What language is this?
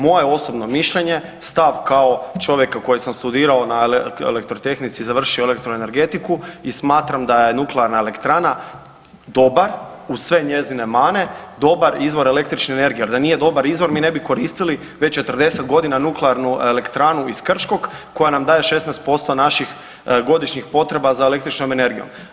Croatian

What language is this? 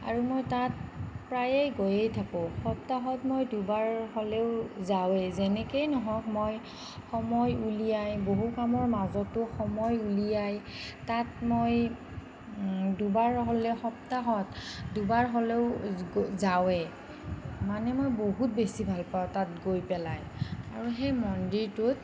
Assamese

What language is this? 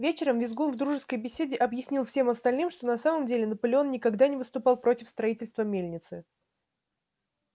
Russian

